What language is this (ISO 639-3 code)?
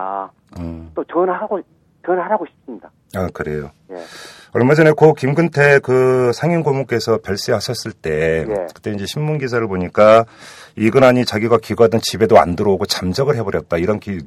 kor